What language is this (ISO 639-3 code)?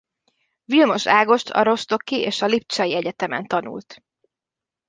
hun